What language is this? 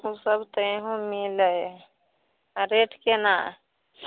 Maithili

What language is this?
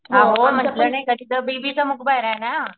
Marathi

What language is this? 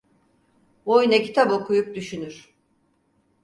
Turkish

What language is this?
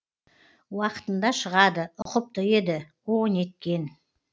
Kazakh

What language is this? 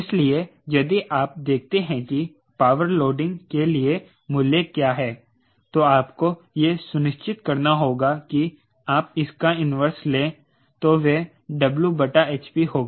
Hindi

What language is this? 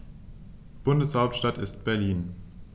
German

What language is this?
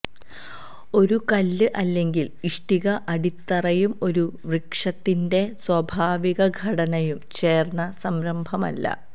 Malayalam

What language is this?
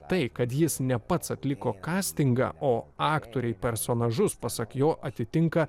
Lithuanian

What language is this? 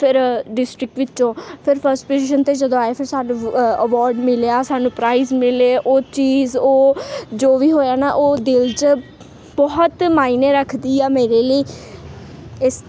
Punjabi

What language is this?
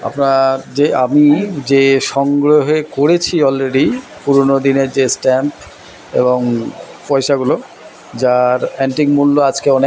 Bangla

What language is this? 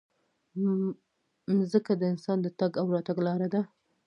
Pashto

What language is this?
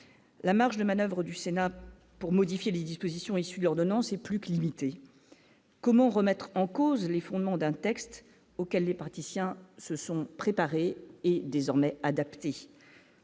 French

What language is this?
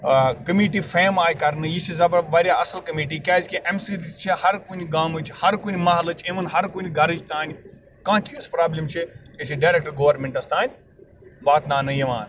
Kashmiri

